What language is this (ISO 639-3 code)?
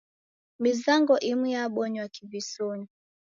dav